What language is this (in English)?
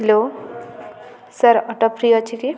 Odia